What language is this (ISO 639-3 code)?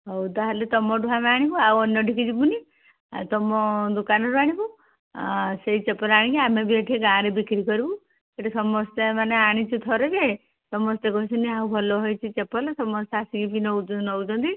ori